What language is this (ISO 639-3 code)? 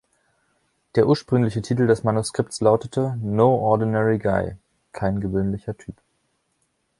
deu